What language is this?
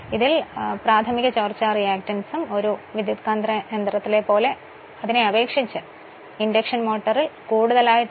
Malayalam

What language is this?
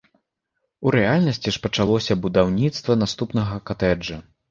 Belarusian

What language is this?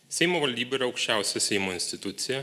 Lithuanian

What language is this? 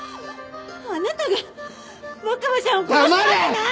Japanese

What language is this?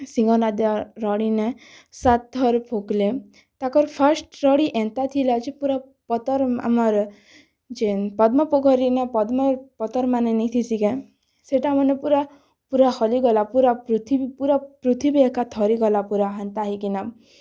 Odia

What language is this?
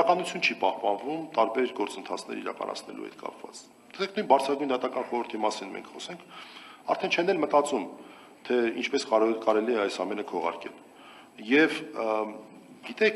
Romanian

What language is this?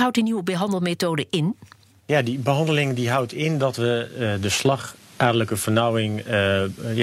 Dutch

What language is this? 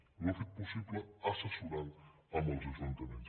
Catalan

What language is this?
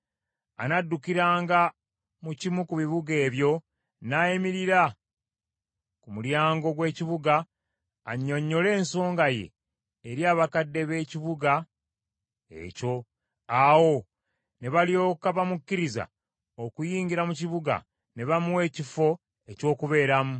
Ganda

